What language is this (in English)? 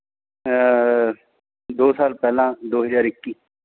Punjabi